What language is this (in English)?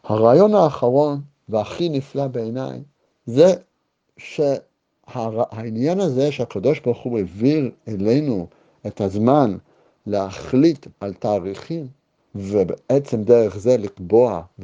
Hebrew